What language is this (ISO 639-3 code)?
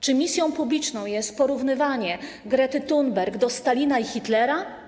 pol